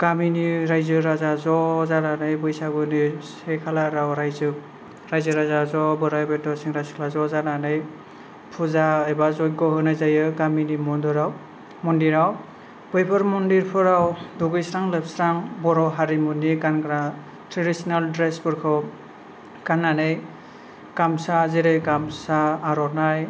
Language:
Bodo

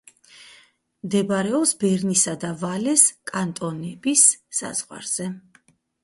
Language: Georgian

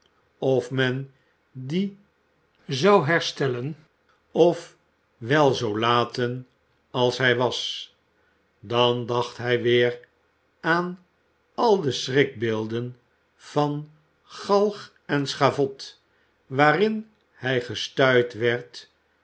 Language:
Dutch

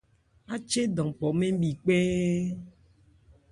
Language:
Ebrié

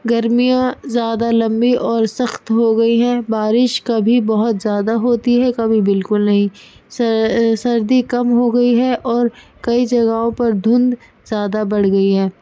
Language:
Urdu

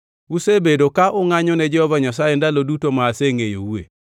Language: Luo (Kenya and Tanzania)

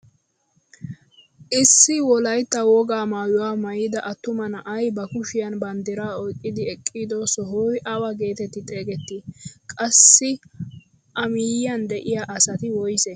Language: Wolaytta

